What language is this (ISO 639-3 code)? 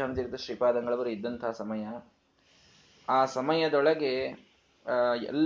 kan